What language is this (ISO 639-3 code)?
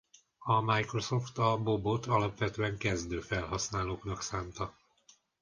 hun